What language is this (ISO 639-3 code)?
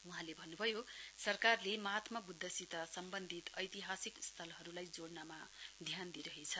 nep